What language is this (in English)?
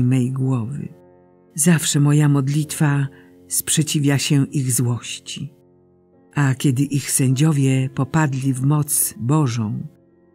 Polish